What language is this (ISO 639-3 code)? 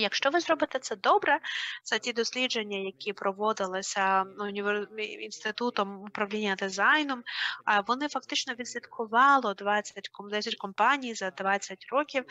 ukr